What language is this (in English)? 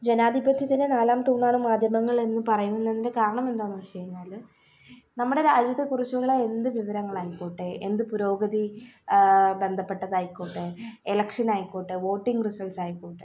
Malayalam